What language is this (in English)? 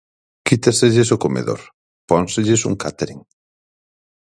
Galician